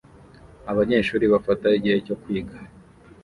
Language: Kinyarwanda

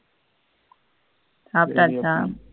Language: Tamil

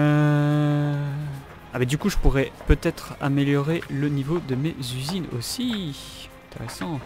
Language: French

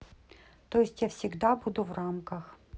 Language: Russian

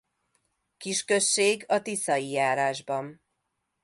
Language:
Hungarian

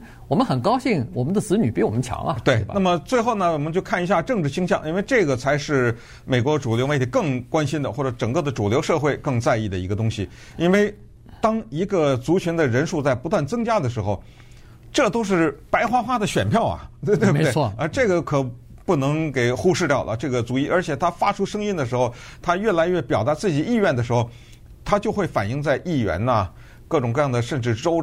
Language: Chinese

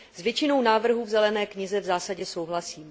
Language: Czech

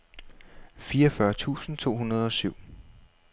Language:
Danish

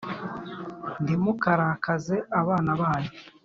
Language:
Kinyarwanda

